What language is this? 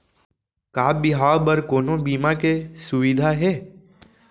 Chhattisgarhi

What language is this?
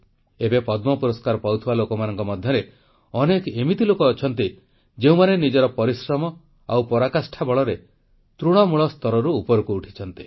Odia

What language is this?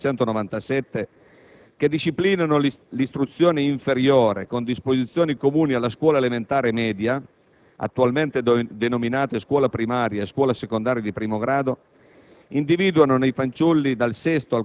Italian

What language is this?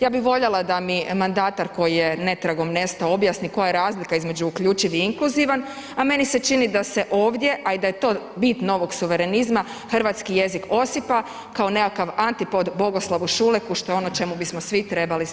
Croatian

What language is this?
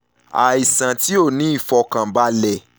Yoruba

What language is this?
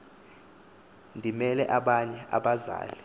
Xhosa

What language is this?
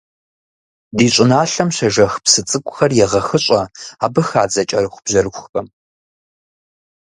Kabardian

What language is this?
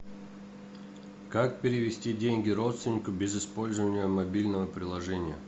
Russian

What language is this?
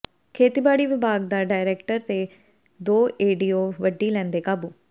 Punjabi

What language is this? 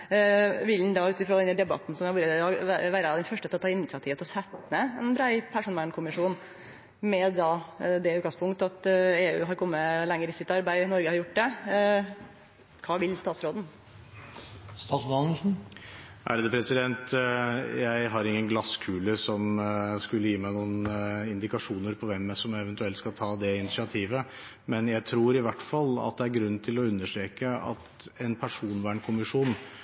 Norwegian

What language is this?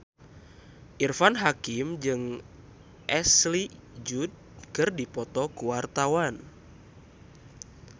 Sundanese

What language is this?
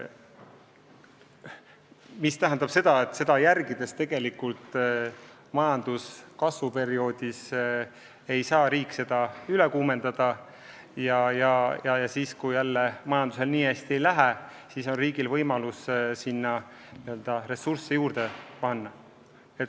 Estonian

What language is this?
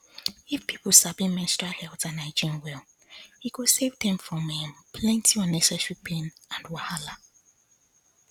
Nigerian Pidgin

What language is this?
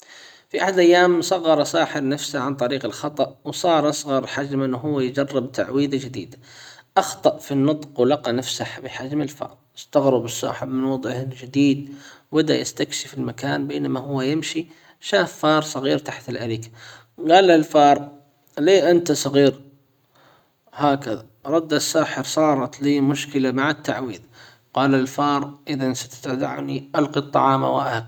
Hijazi Arabic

